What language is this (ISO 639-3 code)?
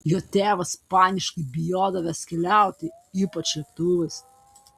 lit